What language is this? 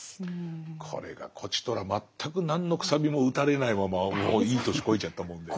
Japanese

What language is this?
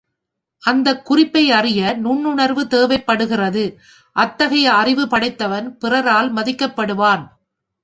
Tamil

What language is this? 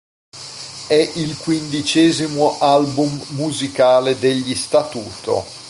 Italian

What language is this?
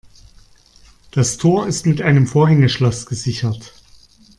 German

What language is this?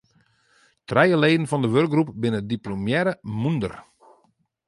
Western Frisian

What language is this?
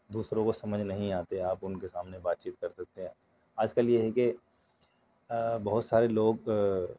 Urdu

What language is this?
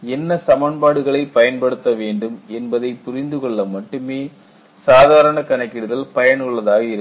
Tamil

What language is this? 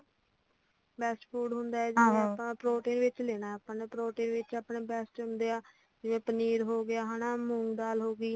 Punjabi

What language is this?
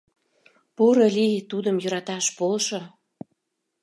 Mari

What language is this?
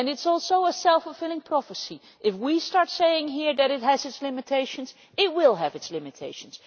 English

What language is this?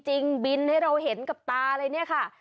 Thai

